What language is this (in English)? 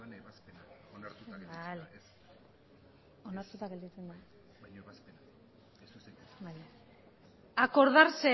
Spanish